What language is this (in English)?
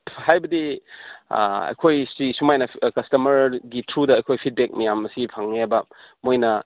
Manipuri